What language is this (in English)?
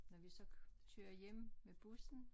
Danish